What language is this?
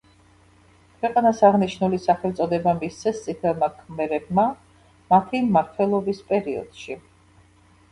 Georgian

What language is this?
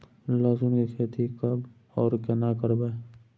Maithili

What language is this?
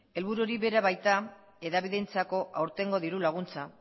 Basque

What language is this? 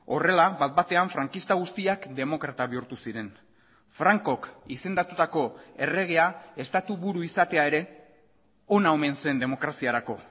Basque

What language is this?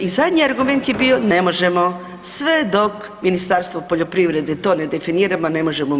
Croatian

